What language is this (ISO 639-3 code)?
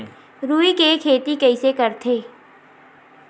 hne